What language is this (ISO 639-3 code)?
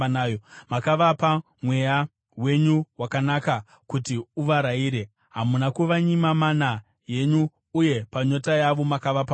sna